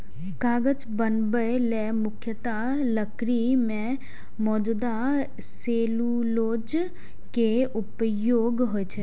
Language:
Maithili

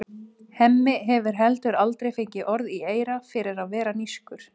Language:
Icelandic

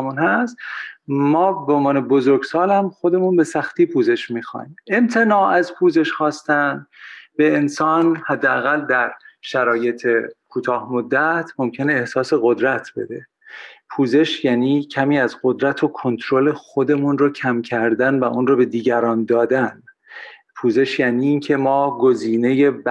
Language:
Persian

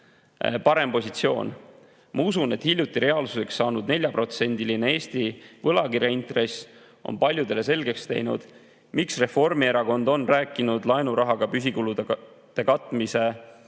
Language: Estonian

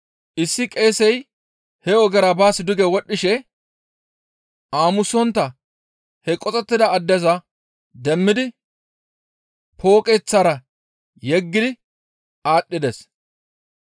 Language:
Gamo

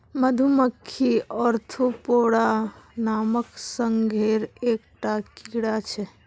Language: Magahi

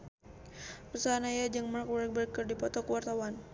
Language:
Sundanese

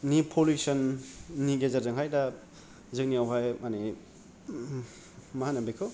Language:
Bodo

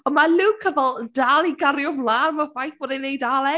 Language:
Welsh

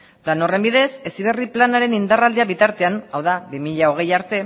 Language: Basque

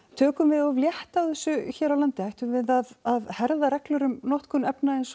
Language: Icelandic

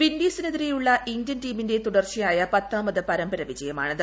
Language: Malayalam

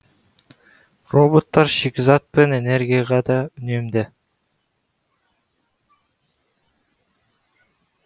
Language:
Kazakh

